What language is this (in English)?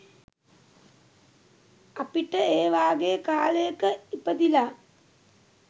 Sinhala